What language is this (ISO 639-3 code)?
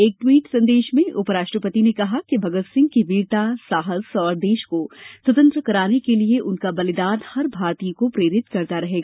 hin